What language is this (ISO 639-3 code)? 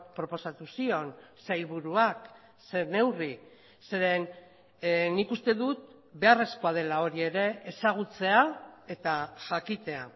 eus